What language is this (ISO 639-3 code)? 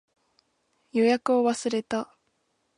jpn